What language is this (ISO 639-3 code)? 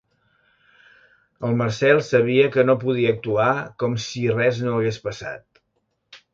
cat